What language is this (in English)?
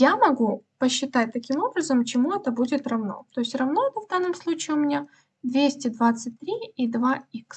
Russian